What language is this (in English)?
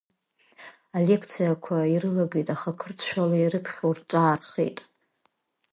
Abkhazian